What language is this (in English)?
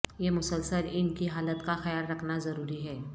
Urdu